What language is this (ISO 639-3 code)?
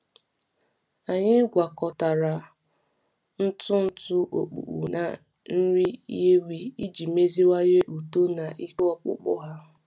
ibo